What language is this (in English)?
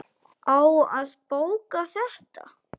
Icelandic